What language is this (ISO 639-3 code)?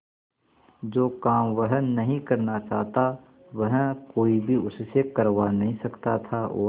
hin